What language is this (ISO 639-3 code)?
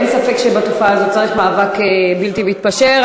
heb